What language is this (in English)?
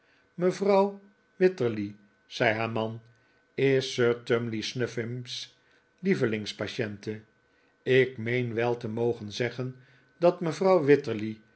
Dutch